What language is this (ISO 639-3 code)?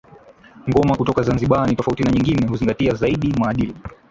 swa